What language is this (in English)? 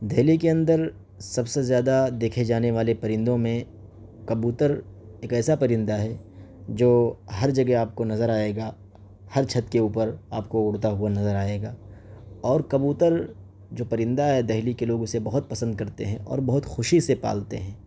Urdu